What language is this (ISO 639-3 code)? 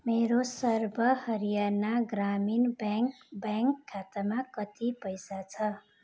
nep